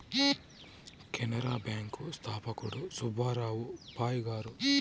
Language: Telugu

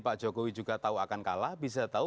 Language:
Indonesian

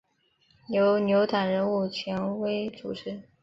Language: Chinese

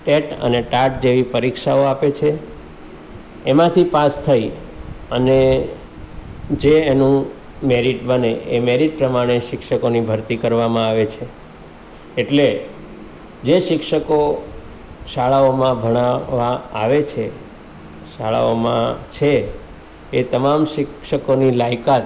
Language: Gujarati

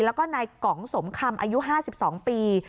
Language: Thai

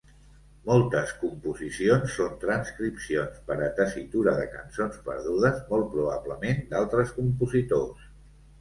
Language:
Catalan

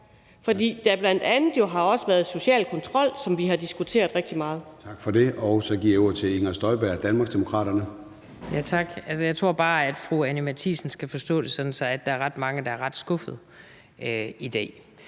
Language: Danish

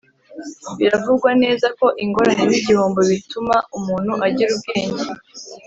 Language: Kinyarwanda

